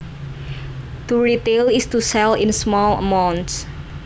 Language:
Javanese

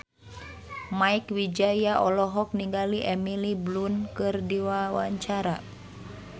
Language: Sundanese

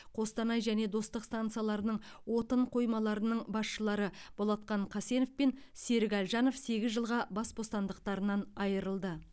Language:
Kazakh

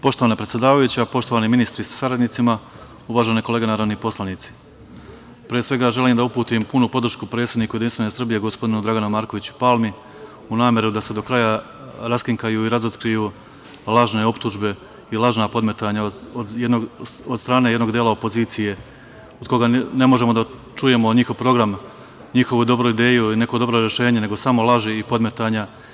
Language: Serbian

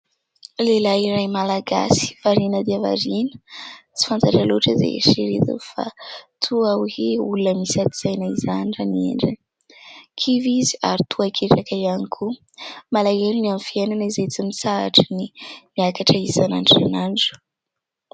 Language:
Malagasy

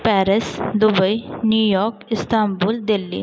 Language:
Marathi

